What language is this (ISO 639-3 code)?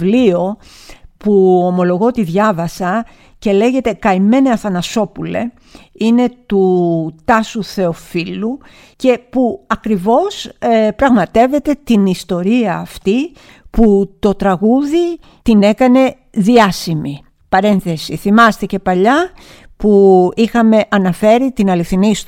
ell